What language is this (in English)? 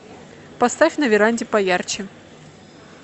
Russian